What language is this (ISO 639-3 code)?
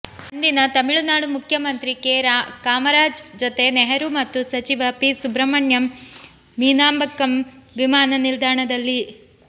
kan